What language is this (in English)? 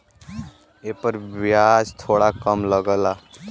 Bhojpuri